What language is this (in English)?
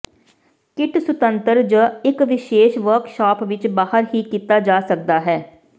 Punjabi